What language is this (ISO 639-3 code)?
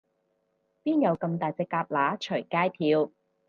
yue